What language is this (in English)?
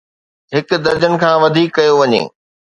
Sindhi